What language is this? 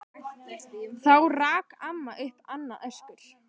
Icelandic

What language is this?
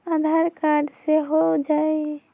Magahi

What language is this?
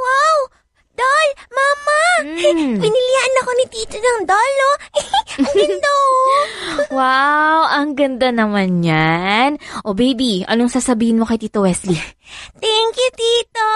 Filipino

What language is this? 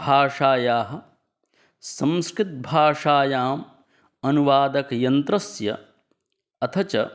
Sanskrit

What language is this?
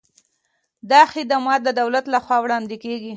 Pashto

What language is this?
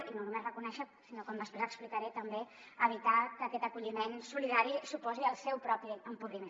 Catalan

